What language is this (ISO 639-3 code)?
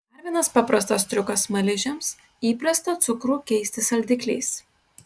lit